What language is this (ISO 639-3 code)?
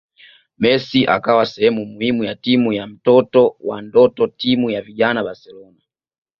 swa